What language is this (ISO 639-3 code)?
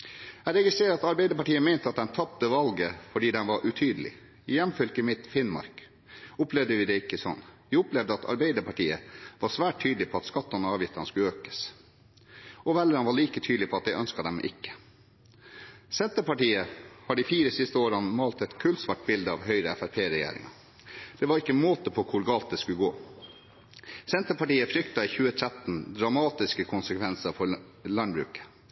nob